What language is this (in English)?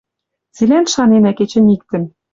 Western Mari